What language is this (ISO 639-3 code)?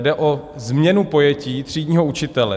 ces